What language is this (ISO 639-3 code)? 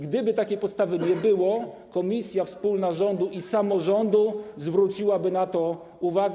pol